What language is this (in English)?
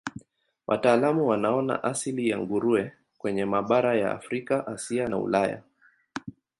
Swahili